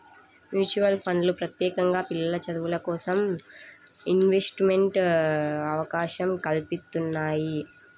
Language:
Telugu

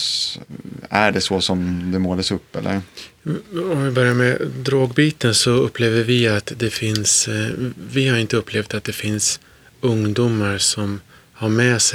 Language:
Swedish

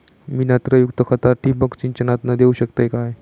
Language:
Marathi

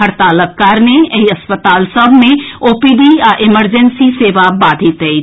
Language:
Maithili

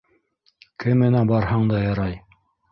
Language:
Bashkir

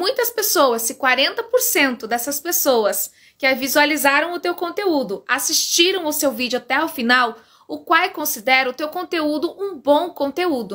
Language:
Portuguese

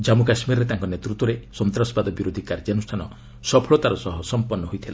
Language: Odia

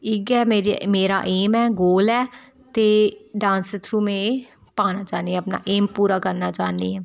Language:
Dogri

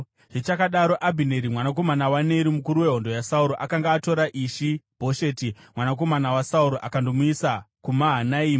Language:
Shona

